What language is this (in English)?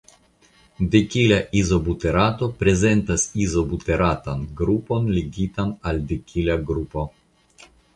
Esperanto